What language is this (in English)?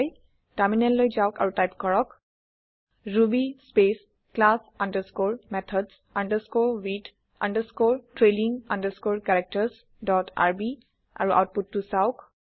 Assamese